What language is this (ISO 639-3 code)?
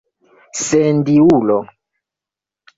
epo